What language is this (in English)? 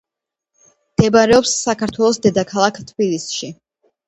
Georgian